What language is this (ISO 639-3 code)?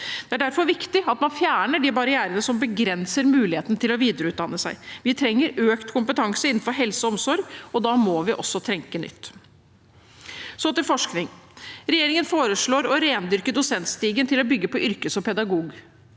nor